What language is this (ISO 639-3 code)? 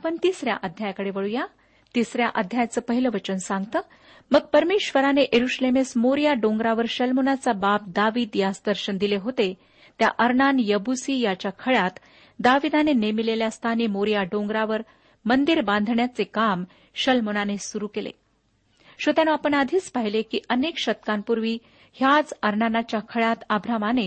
mar